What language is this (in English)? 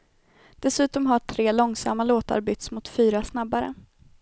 Swedish